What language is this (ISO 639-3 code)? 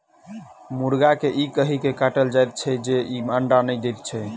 mai